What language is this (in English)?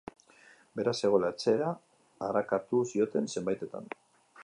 Basque